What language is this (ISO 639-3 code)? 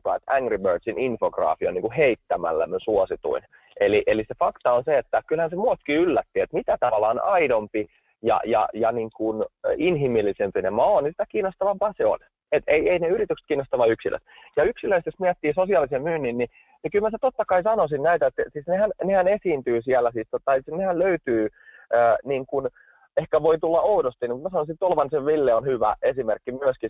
fin